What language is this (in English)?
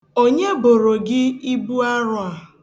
Igbo